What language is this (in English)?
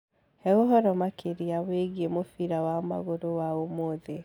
Kikuyu